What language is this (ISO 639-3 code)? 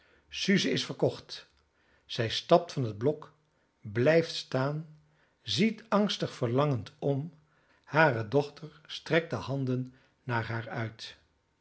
nld